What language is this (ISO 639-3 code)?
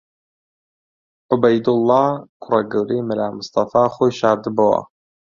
ckb